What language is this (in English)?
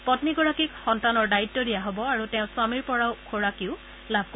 Assamese